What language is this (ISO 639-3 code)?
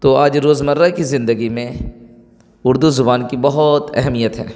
urd